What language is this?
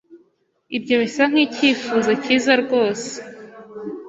Kinyarwanda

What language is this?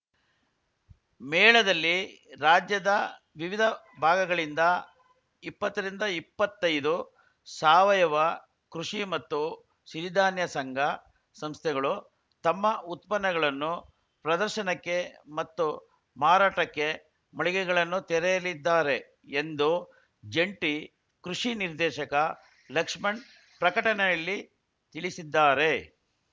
Kannada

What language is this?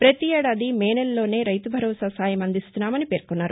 Telugu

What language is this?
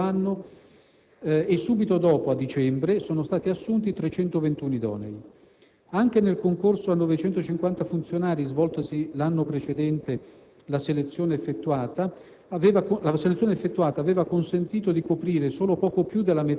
Italian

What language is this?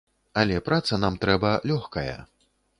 Belarusian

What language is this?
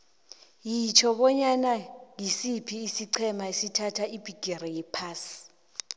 South Ndebele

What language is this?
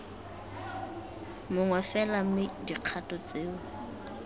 Tswana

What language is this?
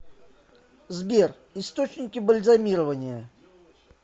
Russian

